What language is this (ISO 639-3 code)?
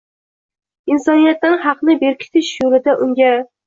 uzb